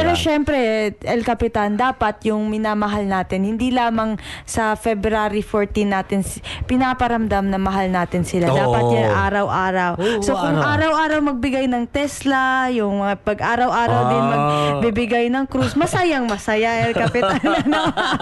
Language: Filipino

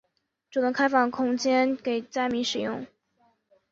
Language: Chinese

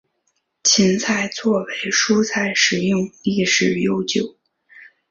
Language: Chinese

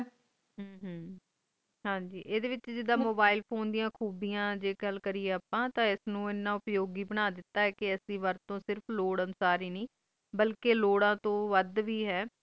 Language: Punjabi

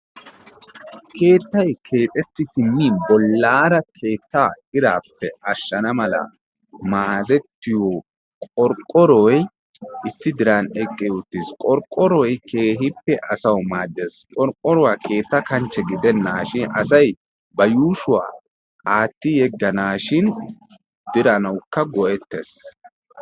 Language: Wolaytta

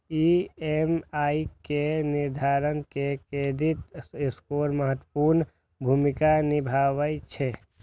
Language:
Maithili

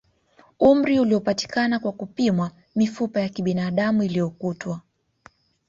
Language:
Swahili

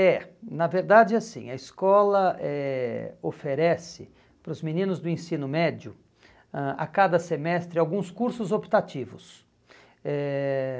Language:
Portuguese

